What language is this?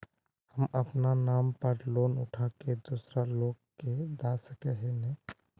Magahi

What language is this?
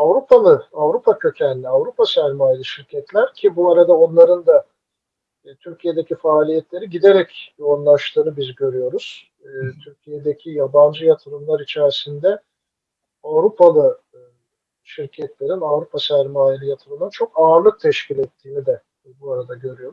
Turkish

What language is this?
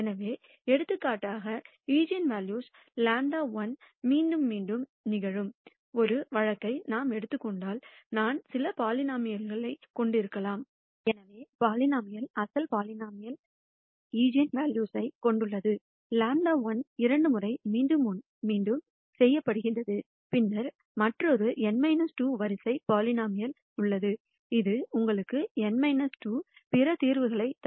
Tamil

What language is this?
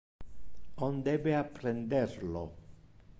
Interlingua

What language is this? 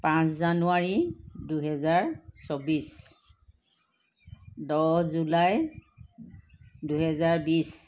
Assamese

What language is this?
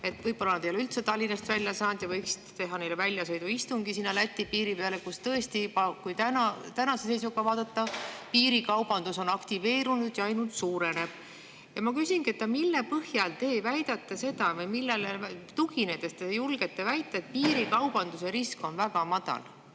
Estonian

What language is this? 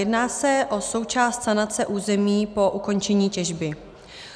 Czech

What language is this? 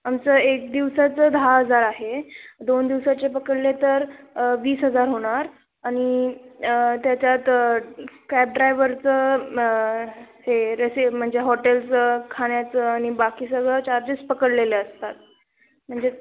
Marathi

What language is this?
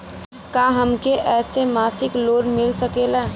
Bhojpuri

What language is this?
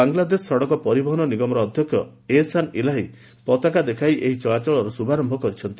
Odia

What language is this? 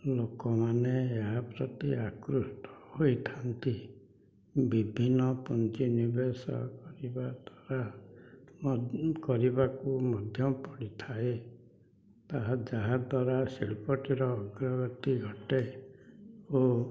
Odia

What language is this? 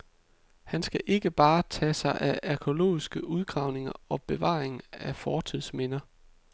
Danish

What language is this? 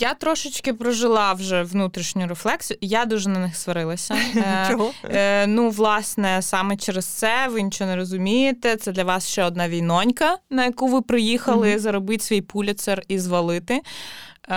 Ukrainian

